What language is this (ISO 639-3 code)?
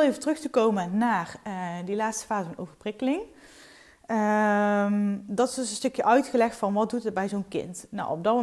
nld